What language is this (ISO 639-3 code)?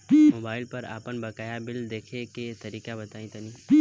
bho